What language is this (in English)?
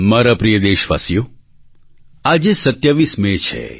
Gujarati